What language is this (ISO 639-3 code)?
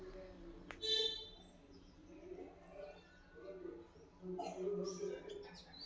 kan